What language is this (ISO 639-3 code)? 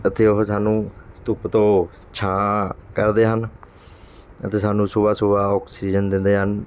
pan